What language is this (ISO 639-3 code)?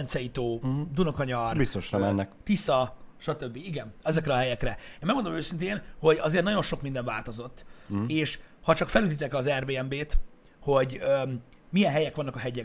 hun